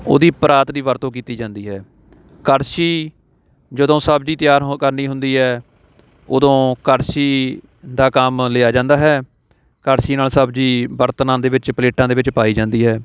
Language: Punjabi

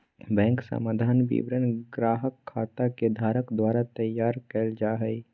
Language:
Magahi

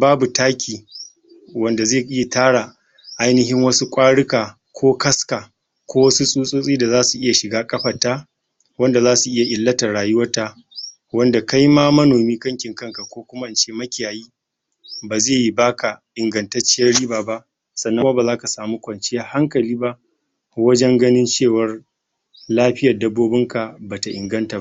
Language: Hausa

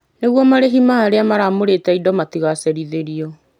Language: Kikuyu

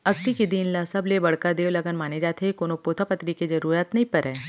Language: Chhattisgarhi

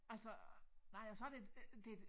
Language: Danish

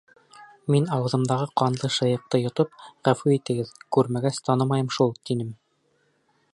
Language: Bashkir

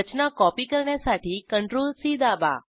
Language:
Marathi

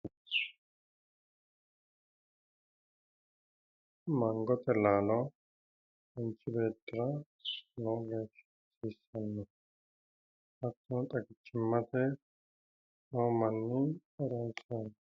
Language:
Sidamo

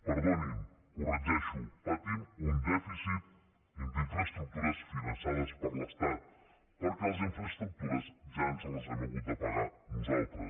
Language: Catalan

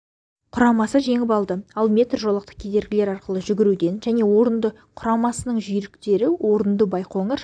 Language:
Kazakh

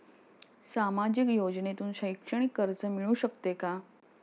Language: Marathi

